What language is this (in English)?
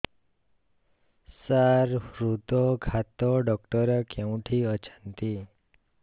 Odia